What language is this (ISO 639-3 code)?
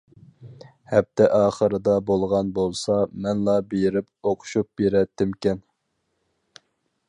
uig